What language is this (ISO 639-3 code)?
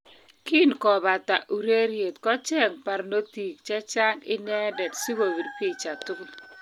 kln